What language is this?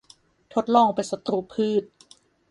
Thai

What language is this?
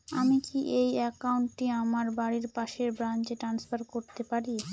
Bangla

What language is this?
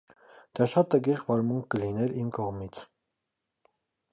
Armenian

